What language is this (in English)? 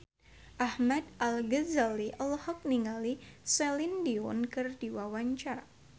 Sundanese